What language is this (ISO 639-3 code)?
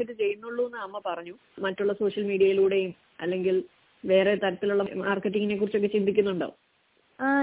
mal